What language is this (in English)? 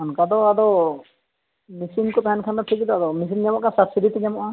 Santali